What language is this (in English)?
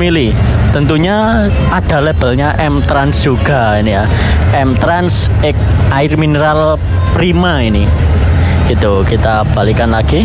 Indonesian